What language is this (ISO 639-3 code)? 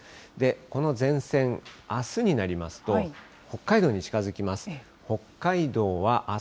jpn